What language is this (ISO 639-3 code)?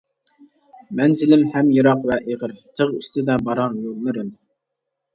uig